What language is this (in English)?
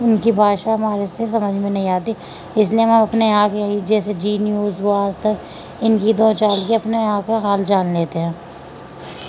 Urdu